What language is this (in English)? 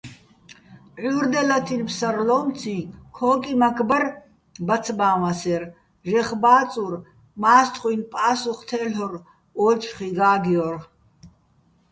Bats